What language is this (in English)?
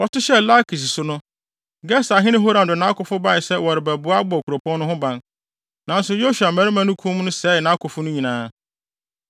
Akan